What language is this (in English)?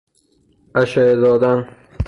Persian